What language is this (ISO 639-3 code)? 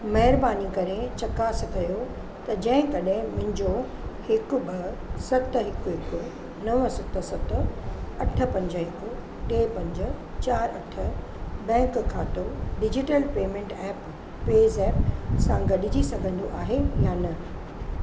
snd